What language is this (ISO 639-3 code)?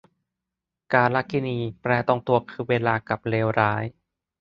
tha